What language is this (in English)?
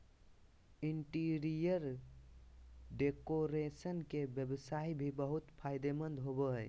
Magahi